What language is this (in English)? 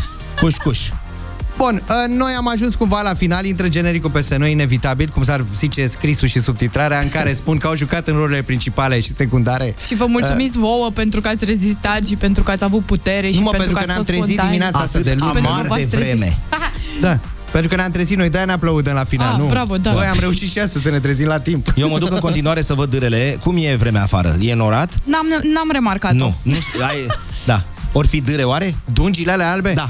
Romanian